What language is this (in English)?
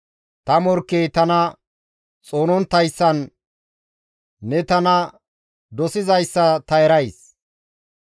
Gamo